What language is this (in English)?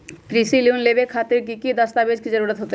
Magahi